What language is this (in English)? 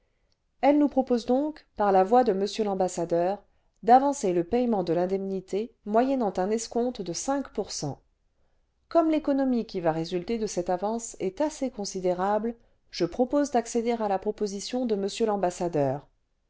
French